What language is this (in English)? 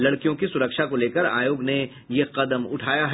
Hindi